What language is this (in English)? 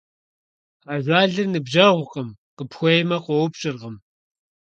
Kabardian